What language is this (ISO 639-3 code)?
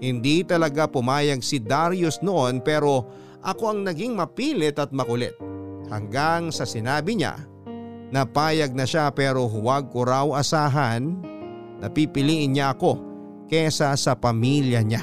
fil